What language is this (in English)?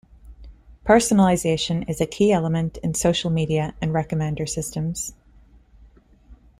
English